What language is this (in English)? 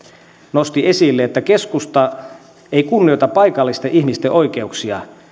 Finnish